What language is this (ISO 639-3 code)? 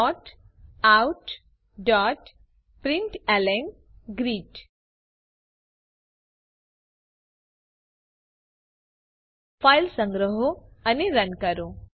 guj